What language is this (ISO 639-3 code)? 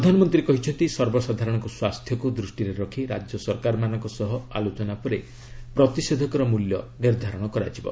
ori